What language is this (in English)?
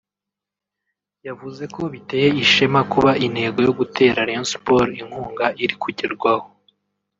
Kinyarwanda